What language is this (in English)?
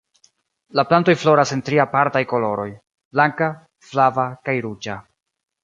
Esperanto